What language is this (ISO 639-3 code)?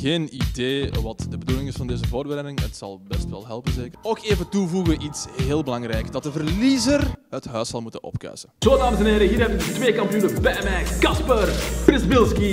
nld